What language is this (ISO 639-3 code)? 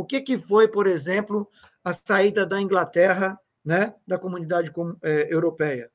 por